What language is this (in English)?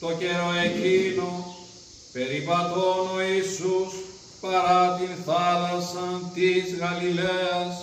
Greek